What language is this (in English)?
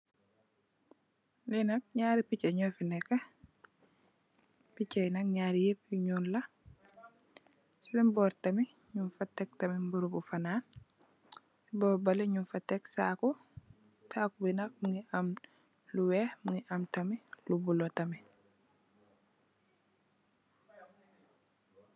Wolof